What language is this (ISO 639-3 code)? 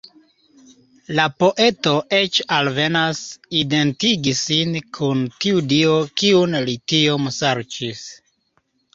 epo